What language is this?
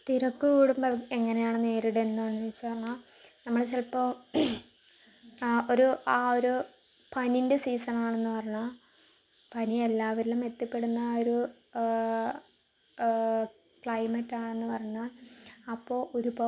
Malayalam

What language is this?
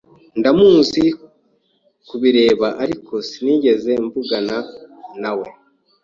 Kinyarwanda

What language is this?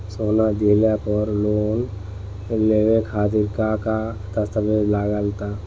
Bhojpuri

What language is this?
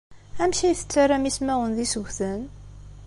Kabyle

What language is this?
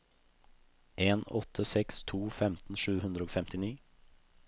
Norwegian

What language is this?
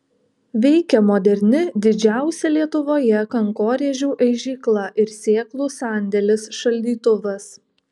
Lithuanian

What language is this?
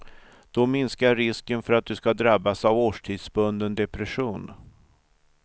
Swedish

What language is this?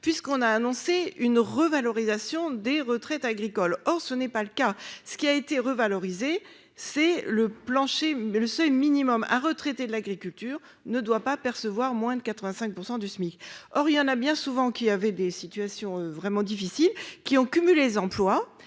French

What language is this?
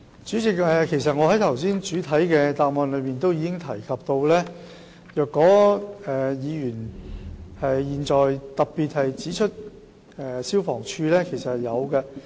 Cantonese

